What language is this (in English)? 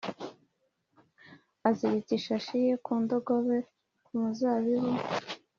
Kinyarwanda